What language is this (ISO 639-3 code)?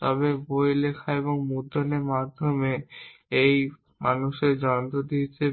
ben